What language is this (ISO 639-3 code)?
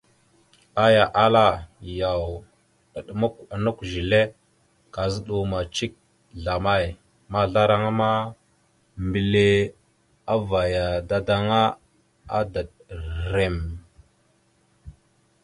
mxu